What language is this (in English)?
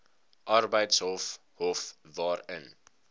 Afrikaans